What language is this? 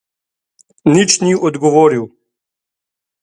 Slovenian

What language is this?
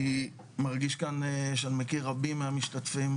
Hebrew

